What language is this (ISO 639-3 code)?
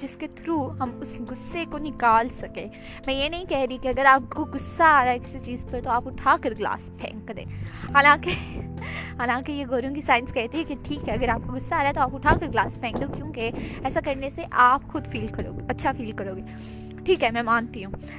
urd